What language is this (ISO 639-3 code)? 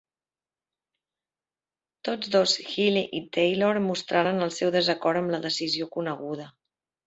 cat